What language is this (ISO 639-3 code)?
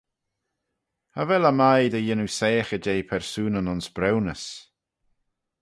glv